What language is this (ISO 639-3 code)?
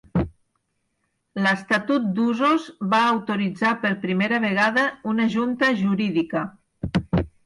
cat